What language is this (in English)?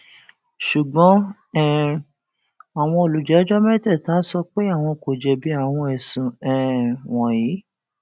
Yoruba